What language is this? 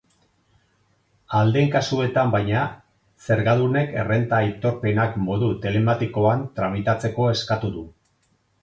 Basque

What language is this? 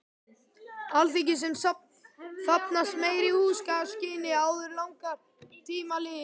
Icelandic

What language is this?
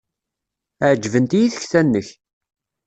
Kabyle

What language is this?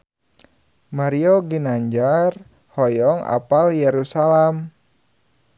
Sundanese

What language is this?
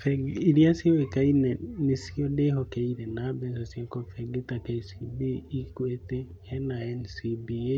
Kikuyu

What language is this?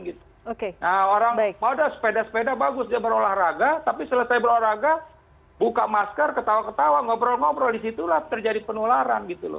Indonesian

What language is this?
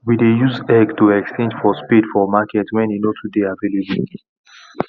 Nigerian Pidgin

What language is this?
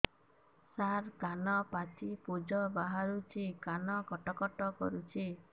Odia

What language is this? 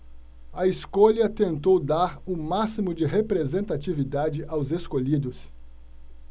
Portuguese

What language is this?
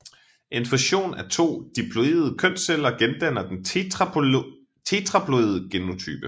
Danish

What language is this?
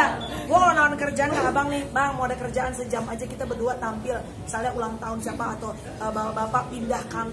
Indonesian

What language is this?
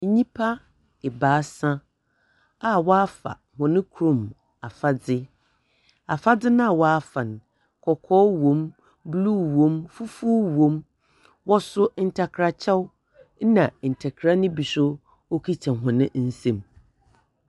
Akan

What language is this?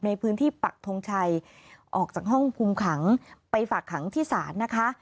Thai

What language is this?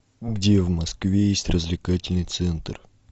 Russian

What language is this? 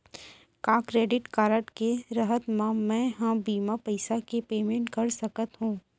Chhattisgarhi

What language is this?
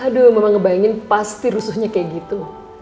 Indonesian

